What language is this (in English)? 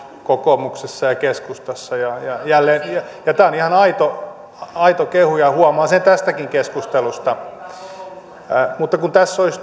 Finnish